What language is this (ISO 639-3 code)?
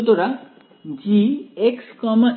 ben